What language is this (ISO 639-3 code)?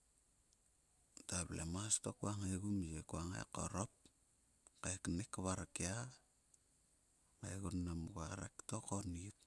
sua